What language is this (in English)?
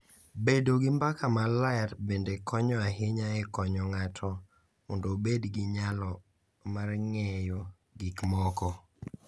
Luo (Kenya and Tanzania)